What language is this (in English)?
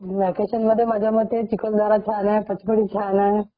Marathi